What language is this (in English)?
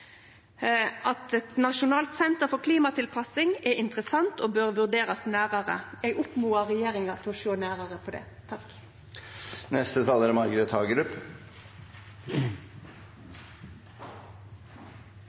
Norwegian